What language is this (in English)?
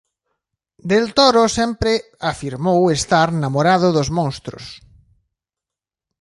Galician